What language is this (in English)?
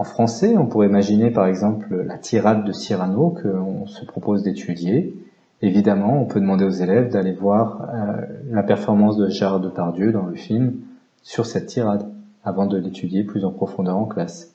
French